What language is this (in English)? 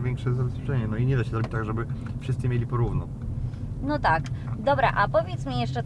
Polish